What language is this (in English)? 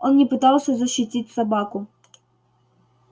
Russian